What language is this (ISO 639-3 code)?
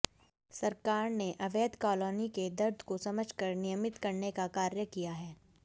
hin